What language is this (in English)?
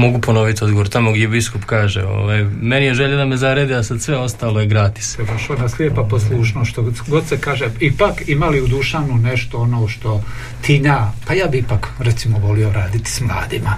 Croatian